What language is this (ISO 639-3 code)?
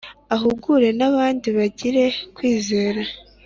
kin